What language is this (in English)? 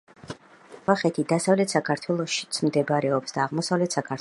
Georgian